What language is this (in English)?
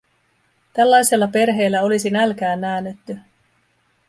Finnish